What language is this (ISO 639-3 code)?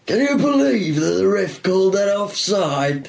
eng